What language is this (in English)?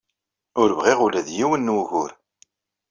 Kabyle